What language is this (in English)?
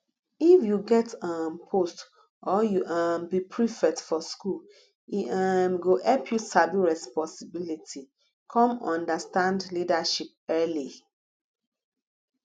Nigerian Pidgin